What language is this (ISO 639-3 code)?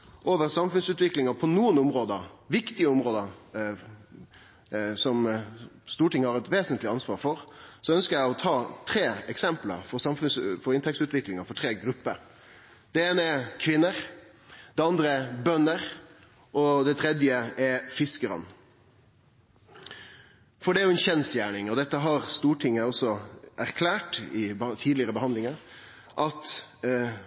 nno